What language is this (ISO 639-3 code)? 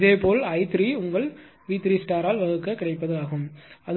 tam